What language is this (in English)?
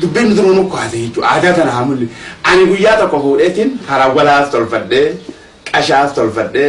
Oromo